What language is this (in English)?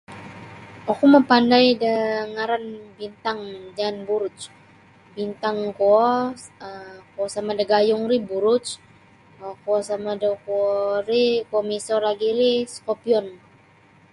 Sabah Bisaya